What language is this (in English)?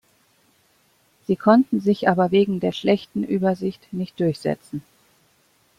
German